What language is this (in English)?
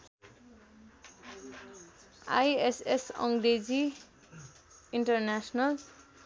Nepali